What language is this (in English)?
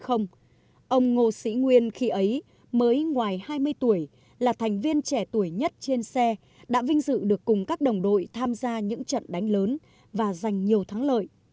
Vietnamese